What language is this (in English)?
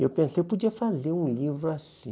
Portuguese